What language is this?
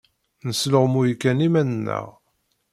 Kabyle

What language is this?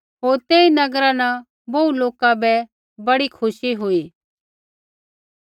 Kullu Pahari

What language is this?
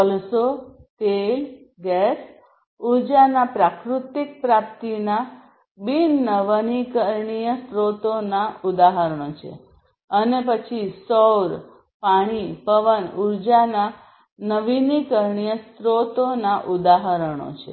Gujarati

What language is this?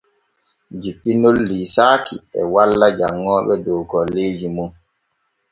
Borgu Fulfulde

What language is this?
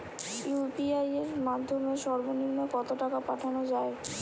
Bangla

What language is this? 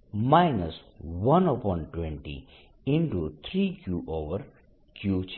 Gujarati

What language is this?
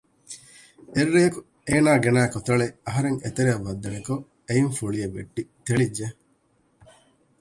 Divehi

